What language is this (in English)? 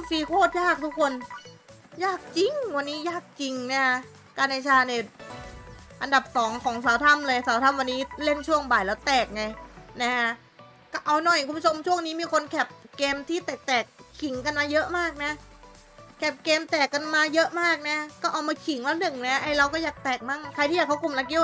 Thai